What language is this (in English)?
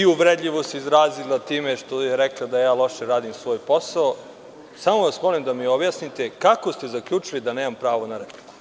Serbian